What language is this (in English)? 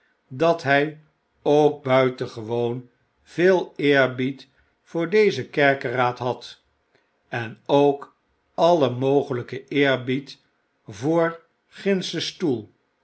Dutch